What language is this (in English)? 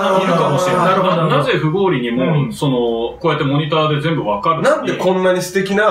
Japanese